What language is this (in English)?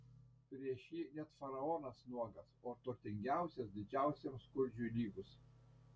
Lithuanian